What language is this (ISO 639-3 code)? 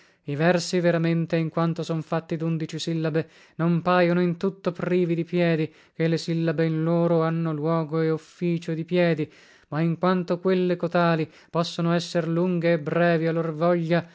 ita